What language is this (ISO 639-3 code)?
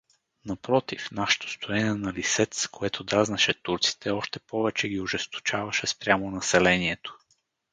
bul